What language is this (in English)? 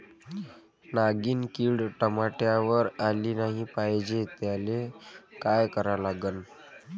Marathi